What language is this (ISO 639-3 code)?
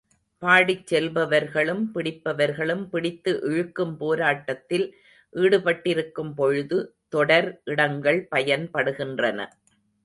tam